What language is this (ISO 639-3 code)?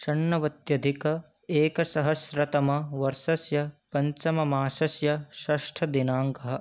san